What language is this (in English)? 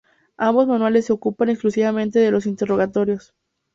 Spanish